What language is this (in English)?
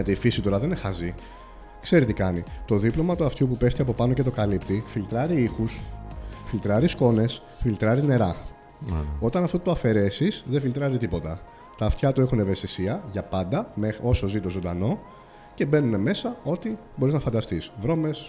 Greek